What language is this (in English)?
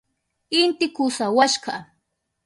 Southern Pastaza Quechua